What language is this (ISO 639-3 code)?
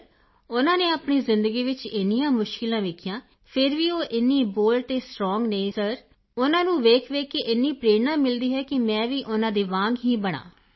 pan